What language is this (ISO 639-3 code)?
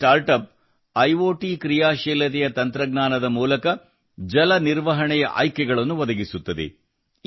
kan